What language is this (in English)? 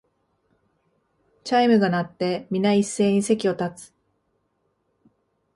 Japanese